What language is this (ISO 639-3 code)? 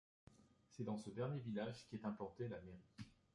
fra